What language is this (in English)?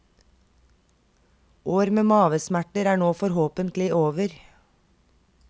Norwegian